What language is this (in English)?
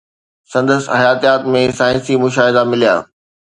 Sindhi